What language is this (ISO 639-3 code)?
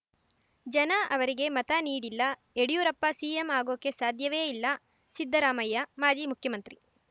kan